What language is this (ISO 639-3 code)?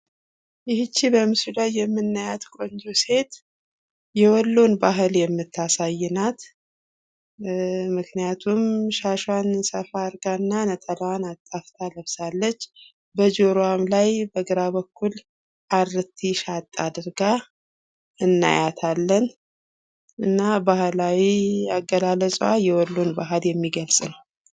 amh